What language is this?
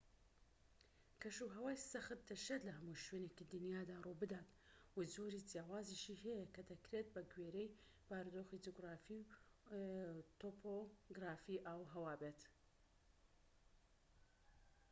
Central Kurdish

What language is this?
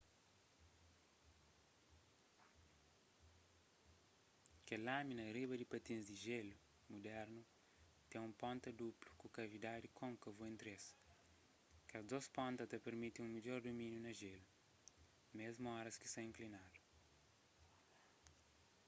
Kabuverdianu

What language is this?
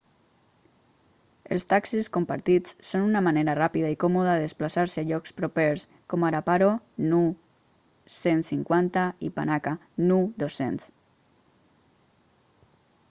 Catalan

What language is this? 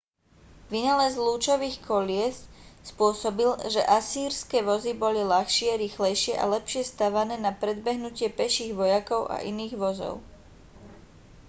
Slovak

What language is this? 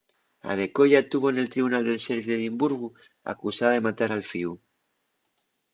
Asturian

